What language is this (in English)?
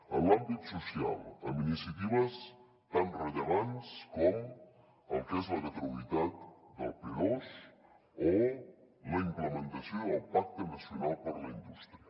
Catalan